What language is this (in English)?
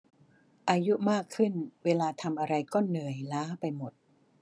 Thai